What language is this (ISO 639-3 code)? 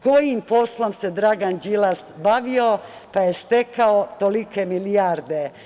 srp